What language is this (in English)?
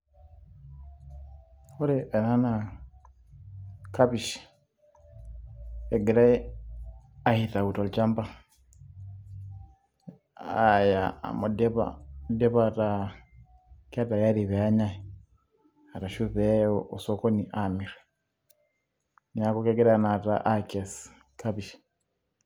Masai